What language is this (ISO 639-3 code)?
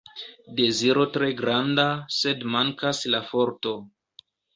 epo